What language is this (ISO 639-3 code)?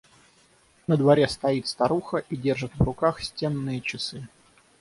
rus